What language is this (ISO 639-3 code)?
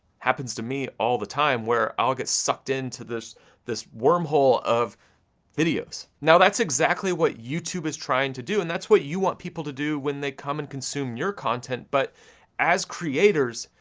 eng